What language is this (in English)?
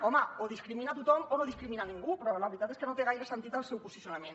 Catalan